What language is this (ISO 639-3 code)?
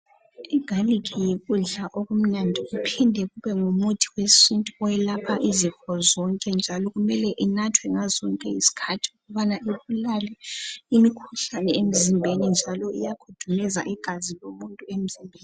nde